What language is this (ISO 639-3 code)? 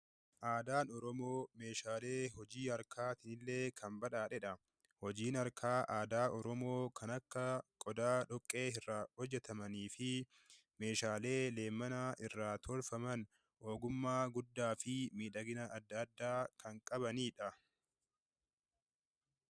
orm